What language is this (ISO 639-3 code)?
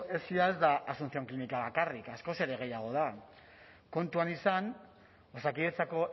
eus